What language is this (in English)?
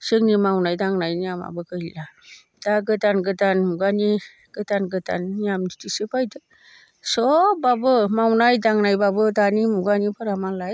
Bodo